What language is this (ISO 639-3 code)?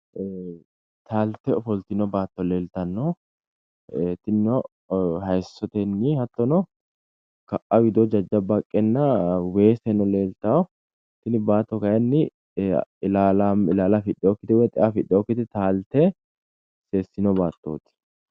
sid